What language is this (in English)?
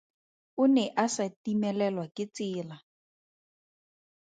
Tswana